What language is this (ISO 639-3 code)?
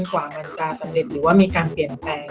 tha